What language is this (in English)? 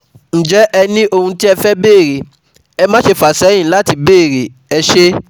Yoruba